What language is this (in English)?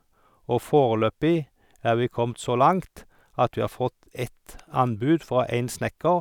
Norwegian